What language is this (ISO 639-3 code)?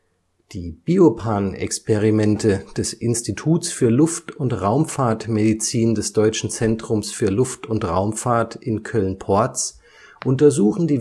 deu